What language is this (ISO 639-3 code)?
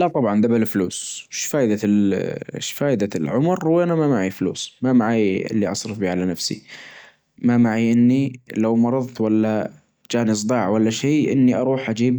ars